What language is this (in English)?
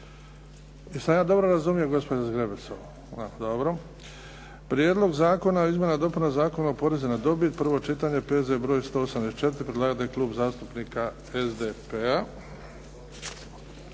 Croatian